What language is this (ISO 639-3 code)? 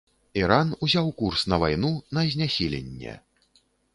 bel